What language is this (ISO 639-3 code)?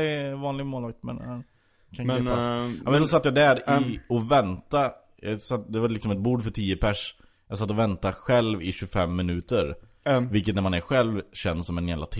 swe